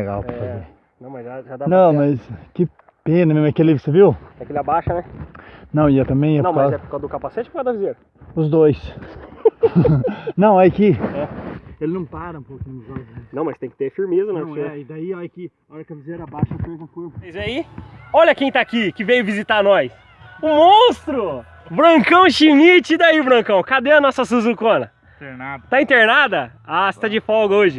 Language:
Portuguese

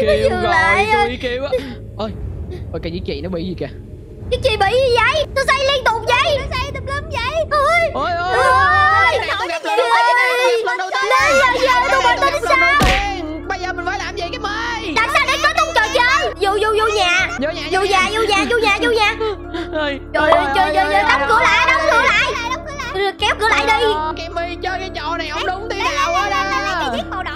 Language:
Vietnamese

